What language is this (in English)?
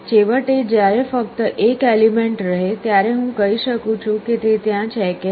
Gujarati